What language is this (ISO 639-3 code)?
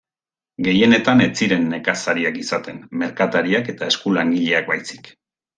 eus